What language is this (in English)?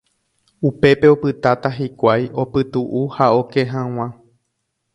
Guarani